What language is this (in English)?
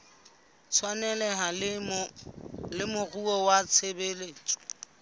Southern Sotho